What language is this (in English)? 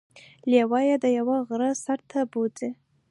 Pashto